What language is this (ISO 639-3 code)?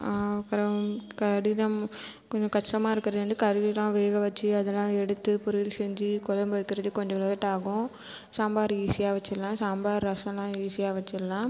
tam